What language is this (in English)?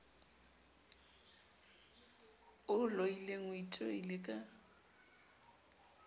Southern Sotho